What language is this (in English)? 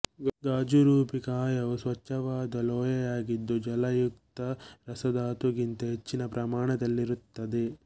Kannada